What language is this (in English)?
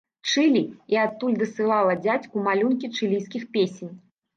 Belarusian